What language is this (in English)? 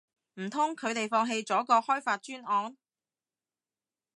Cantonese